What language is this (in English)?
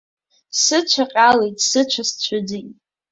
Abkhazian